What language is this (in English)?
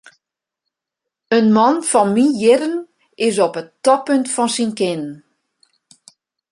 Western Frisian